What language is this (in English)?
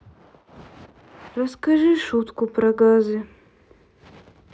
Russian